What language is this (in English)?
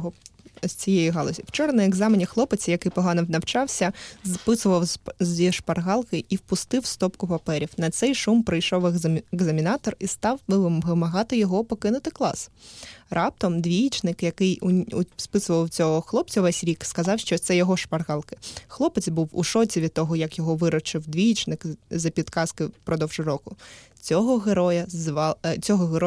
Ukrainian